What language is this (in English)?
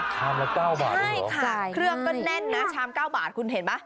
Thai